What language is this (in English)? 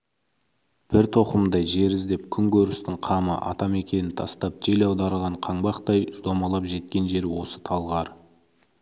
Kazakh